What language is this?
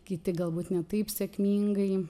Lithuanian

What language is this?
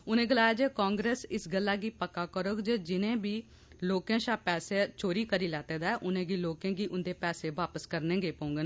Dogri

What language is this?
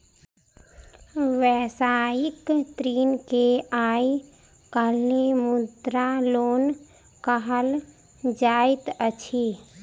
Maithili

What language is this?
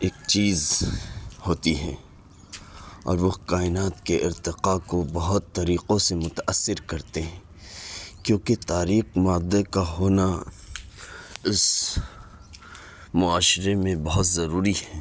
Urdu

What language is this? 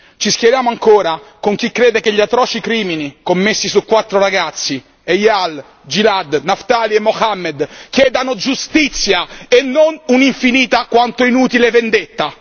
Italian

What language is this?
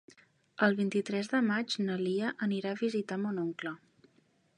Catalan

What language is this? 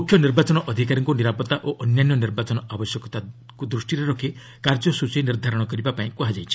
Odia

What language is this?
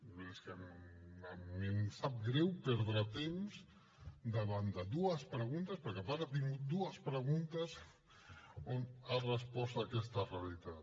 Catalan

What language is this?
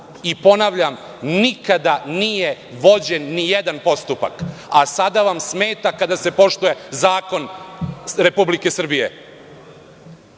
Serbian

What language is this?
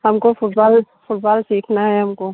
Hindi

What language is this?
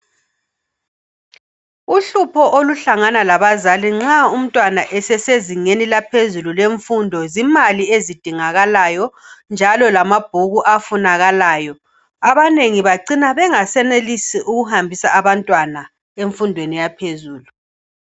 North Ndebele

